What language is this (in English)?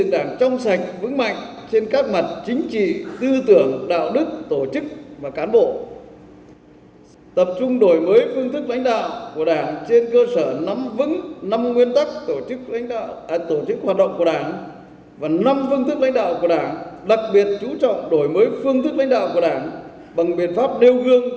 Vietnamese